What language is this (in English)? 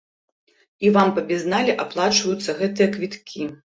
Belarusian